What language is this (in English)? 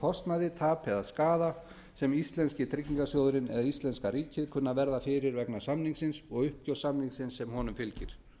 Icelandic